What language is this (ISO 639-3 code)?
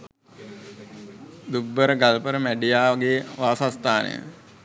sin